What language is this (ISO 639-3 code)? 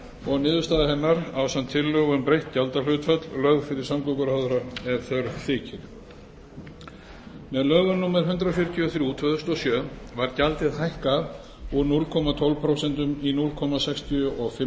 isl